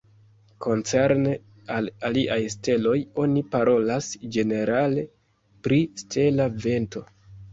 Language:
Esperanto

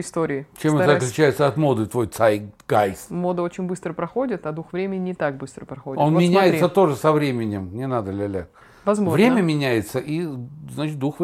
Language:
Russian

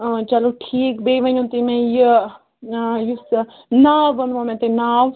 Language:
Kashmiri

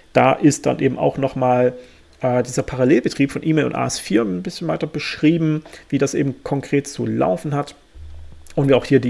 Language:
German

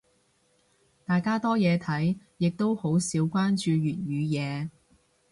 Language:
Cantonese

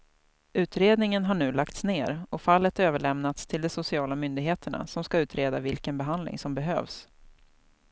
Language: Swedish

